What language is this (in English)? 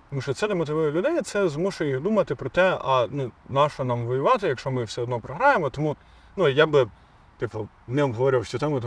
Ukrainian